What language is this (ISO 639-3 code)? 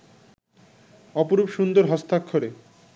ben